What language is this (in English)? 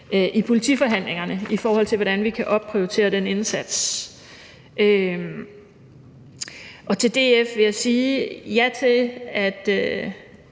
Danish